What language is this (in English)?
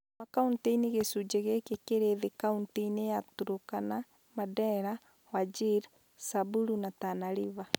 Kikuyu